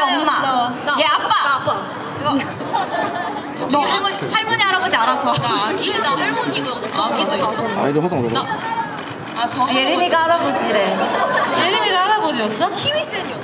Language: Korean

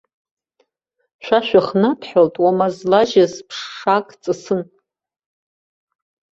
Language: Abkhazian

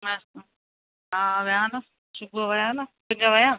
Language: Sindhi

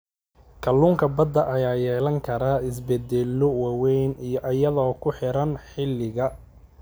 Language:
Somali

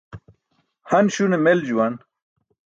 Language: Burushaski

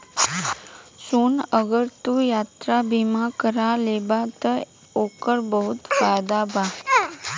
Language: Bhojpuri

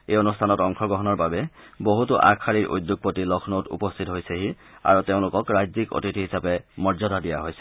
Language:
Assamese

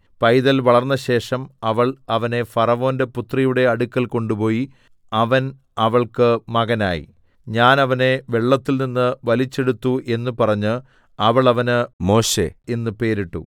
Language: Malayalam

